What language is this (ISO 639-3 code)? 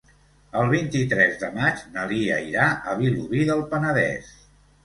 cat